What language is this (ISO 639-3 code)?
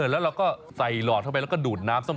tha